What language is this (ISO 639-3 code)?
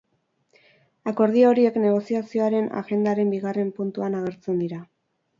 eus